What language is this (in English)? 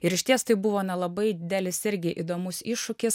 Lithuanian